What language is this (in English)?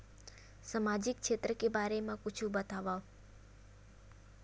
Chhattisgarhi